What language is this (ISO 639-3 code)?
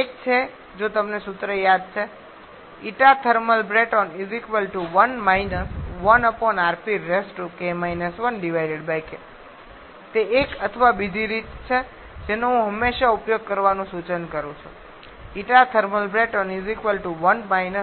guj